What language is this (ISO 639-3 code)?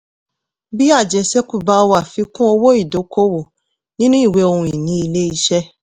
yor